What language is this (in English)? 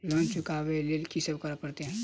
Maithili